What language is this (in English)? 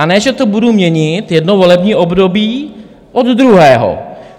Czech